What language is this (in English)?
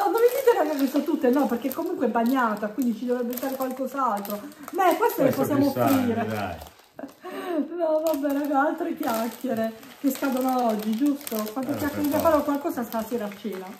Italian